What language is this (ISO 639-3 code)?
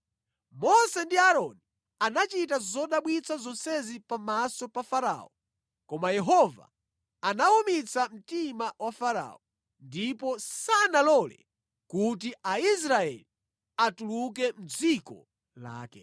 nya